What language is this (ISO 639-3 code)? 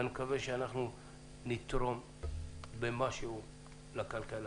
heb